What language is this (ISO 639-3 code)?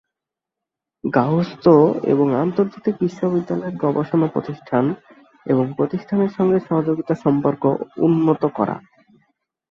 ben